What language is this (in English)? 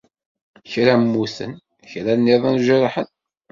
Kabyle